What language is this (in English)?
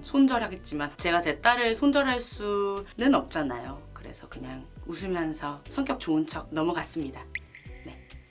Korean